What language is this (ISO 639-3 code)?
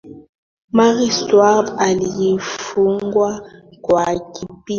swa